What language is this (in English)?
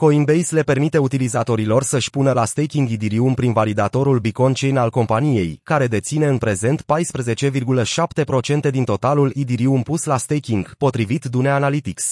Romanian